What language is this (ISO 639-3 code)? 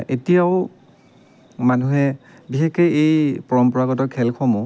asm